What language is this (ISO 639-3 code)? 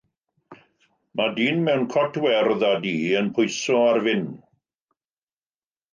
cym